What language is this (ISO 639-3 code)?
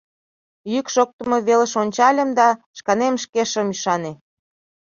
chm